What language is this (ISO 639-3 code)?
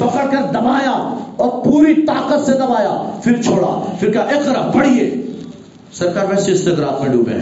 urd